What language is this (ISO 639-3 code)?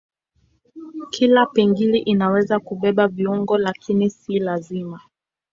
swa